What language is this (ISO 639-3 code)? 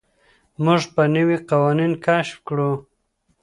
pus